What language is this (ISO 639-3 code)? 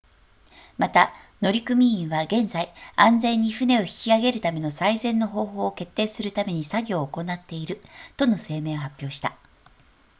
jpn